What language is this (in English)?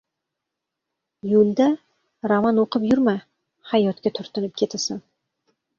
Uzbek